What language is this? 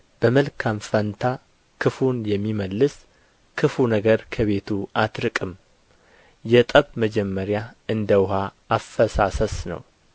Amharic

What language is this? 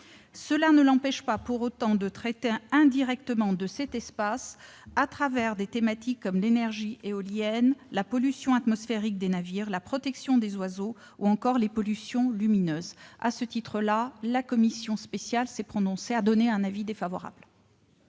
French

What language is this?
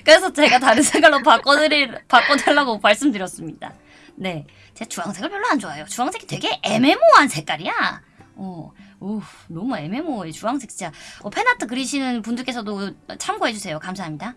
Korean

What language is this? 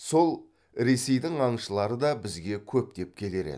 Kazakh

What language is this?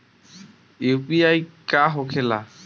Bhojpuri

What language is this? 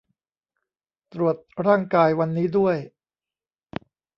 Thai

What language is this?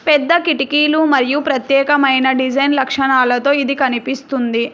Telugu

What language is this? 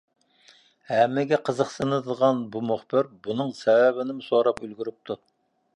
Uyghur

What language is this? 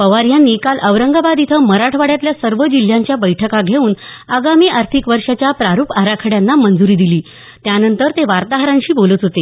Marathi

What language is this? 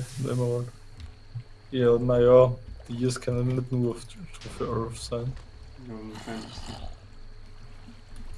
German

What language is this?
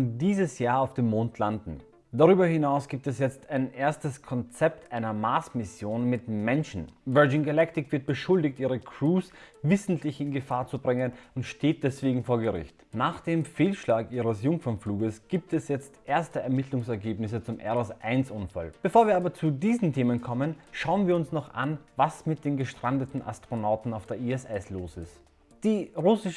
German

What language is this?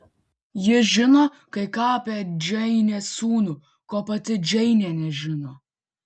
Lithuanian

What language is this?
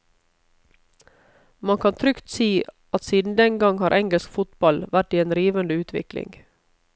Norwegian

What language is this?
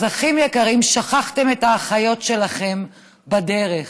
Hebrew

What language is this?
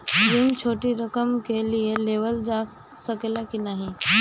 Bhojpuri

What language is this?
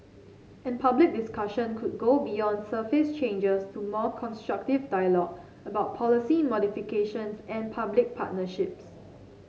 English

